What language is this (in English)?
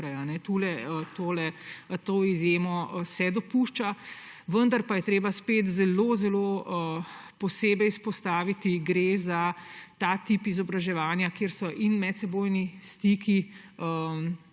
Slovenian